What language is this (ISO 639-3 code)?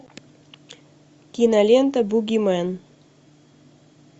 rus